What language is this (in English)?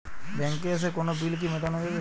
Bangla